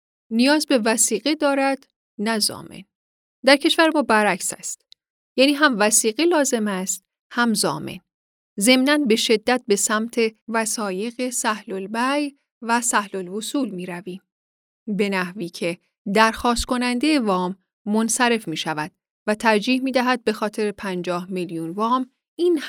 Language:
Persian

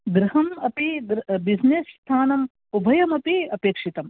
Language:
Sanskrit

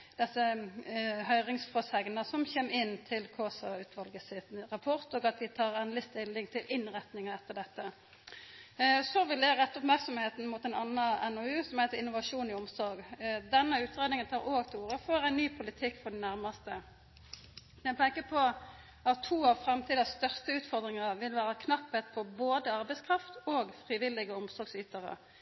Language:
Norwegian Nynorsk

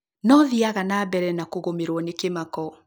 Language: Kikuyu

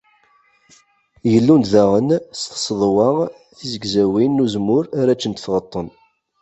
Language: Kabyle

